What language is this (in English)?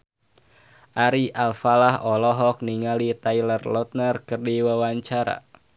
Sundanese